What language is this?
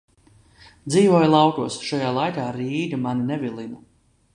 Latvian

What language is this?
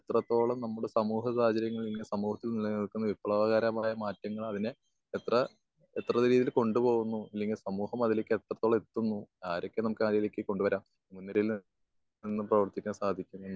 Malayalam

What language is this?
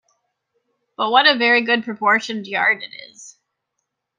English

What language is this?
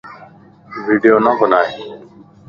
Lasi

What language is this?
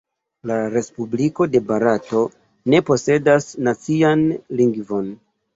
Esperanto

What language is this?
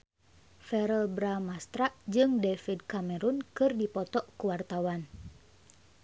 Sundanese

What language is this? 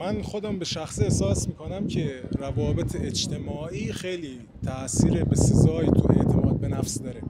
Persian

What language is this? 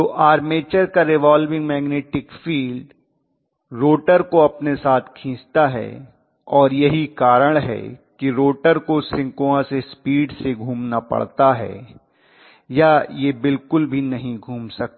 Hindi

